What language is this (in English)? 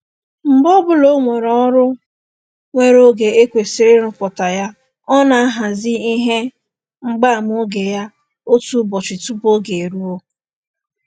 Igbo